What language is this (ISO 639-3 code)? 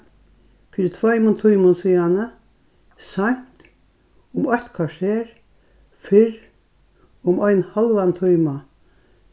fao